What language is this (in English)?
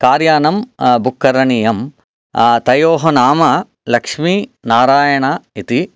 Sanskrit